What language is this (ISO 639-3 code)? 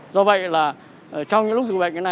vie